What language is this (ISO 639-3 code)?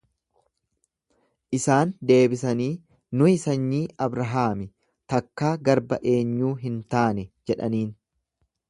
orm